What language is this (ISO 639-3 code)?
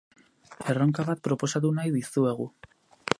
eus